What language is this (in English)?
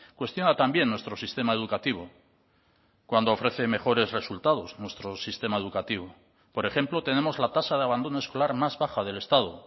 Spanish